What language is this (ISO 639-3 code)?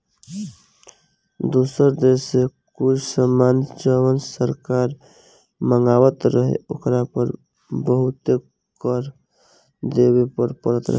bho